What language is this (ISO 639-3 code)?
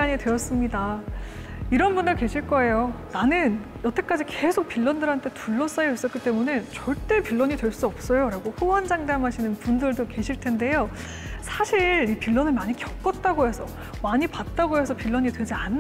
kor